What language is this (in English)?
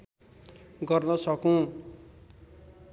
Nepali